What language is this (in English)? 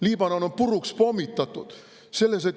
Estonian